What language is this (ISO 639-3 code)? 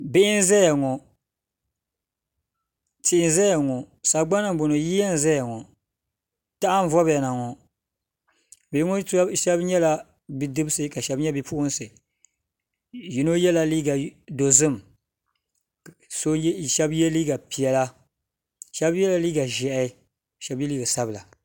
dag